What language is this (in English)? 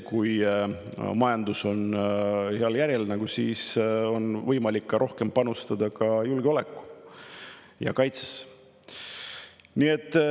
Estonian